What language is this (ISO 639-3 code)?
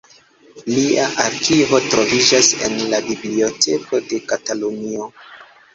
epo